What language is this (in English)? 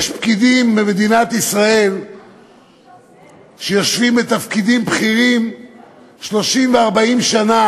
Hebrew